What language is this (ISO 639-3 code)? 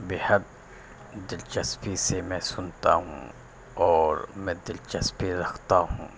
urd